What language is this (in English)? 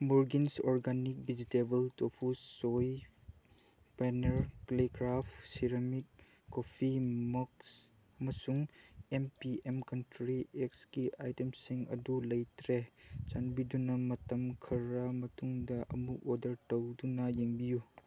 Manipuri